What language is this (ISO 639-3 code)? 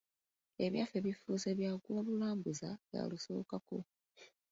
lug